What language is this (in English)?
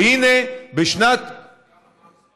Hebrew